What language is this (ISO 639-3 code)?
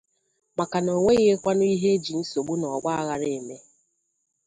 ibo